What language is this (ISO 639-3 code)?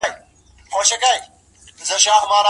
pus